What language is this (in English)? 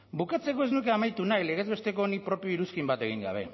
Basque